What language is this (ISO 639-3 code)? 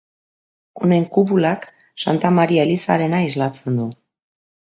eus